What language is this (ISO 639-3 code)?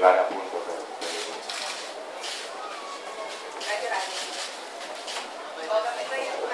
ita